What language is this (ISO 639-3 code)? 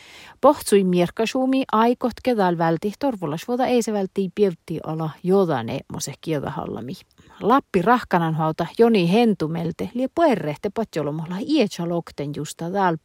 fin